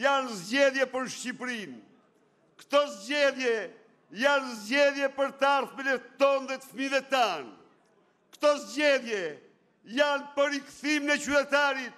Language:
Romanian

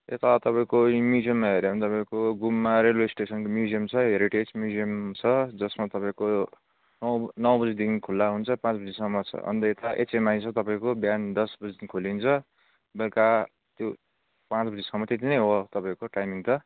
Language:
Nepali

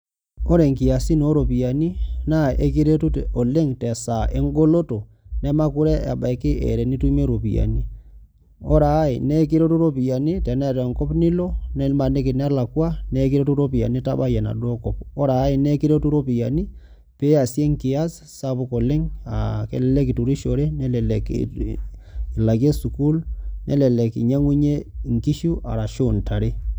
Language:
Masai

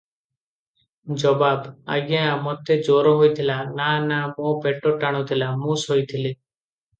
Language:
Odia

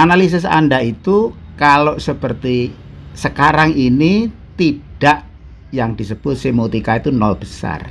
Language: Indonesian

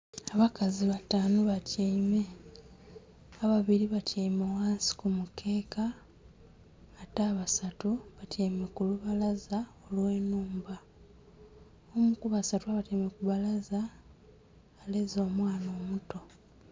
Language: Soga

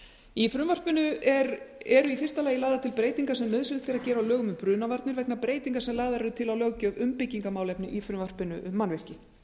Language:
Icelandic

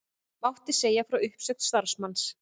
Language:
Icelandic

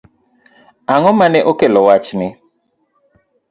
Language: Luo (Kenya and Tanzania)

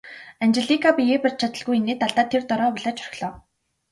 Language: Mongolian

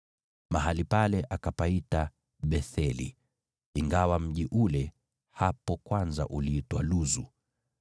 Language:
Swahili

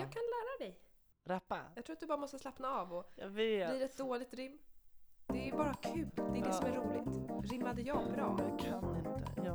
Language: Swedish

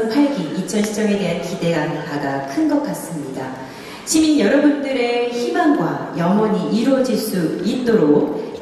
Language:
Korean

